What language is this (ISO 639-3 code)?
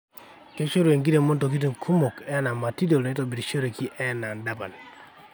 mas